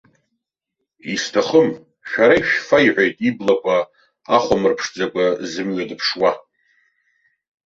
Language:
Abkhazian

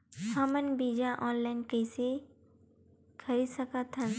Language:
Chhattisgarhi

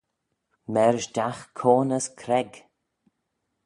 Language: Manx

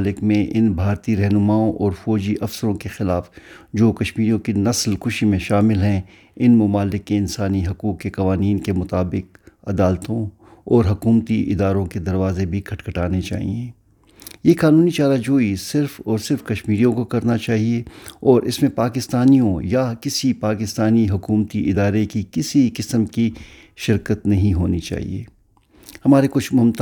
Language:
Urdu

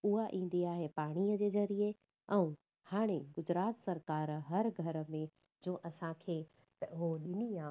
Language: Sindhi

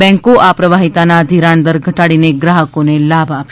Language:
Gujarati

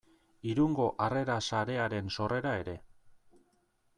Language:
Basque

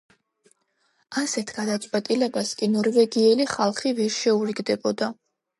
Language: Georgian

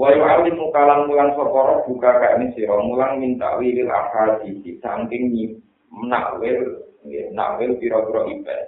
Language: Indonesian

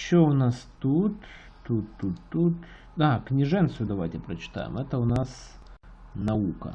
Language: Russian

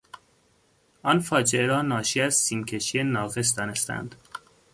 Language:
Persian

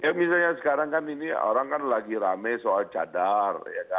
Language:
Indonesian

